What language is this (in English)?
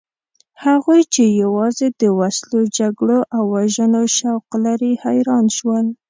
Pashto